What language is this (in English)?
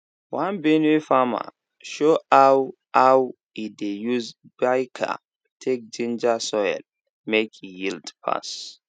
Nigerian Pidgin